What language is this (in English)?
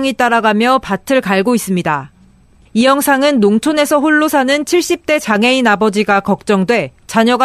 Korean